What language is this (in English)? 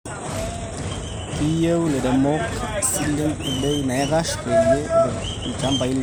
Masai